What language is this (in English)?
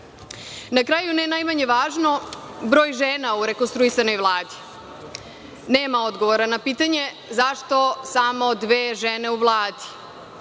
Serbian